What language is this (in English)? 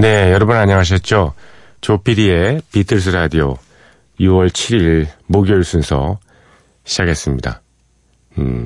Korean